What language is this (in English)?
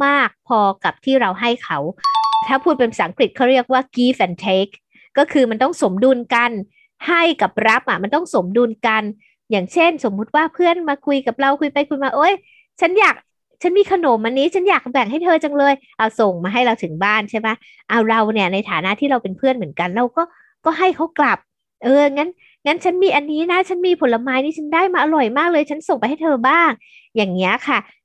Thai